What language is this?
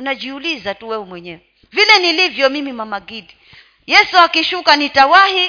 Swahili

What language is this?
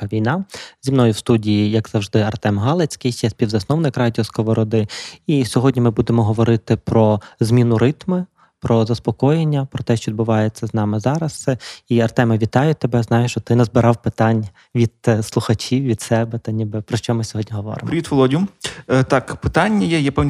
Ukrainian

